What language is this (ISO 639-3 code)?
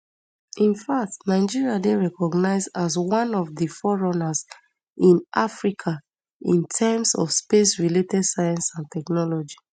pcm